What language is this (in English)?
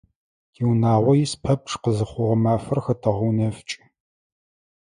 Adyghe